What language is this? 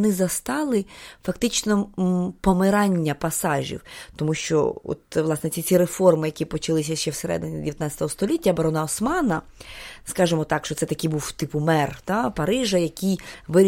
Ukrainian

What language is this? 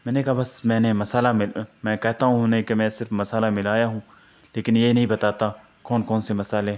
Urdu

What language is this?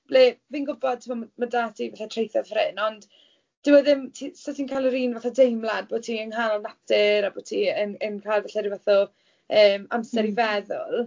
Welsh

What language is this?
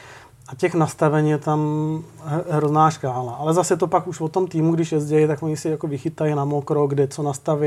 Czech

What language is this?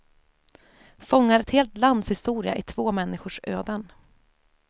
Swedish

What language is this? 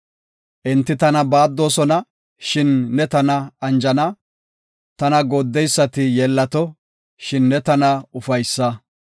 Gofa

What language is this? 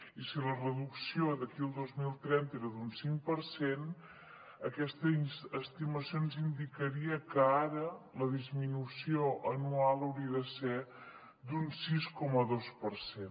Catalan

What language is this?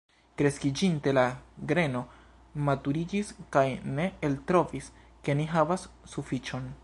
Esperanto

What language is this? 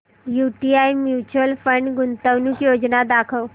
Marathi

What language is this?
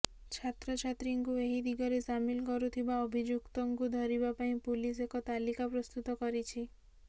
Odia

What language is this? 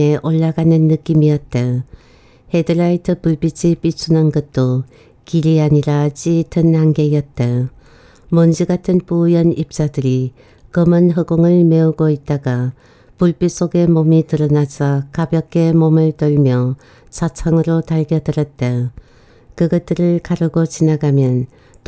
Korean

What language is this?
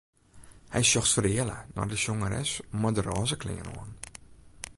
Western Frisian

